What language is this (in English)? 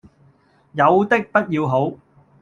Cantonese